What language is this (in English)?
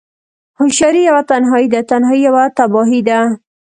Pashto